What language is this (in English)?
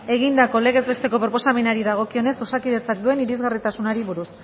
Basque